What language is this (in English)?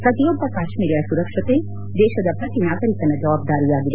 Kannada